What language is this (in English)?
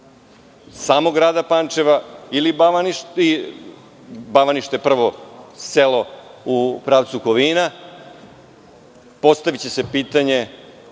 Serbian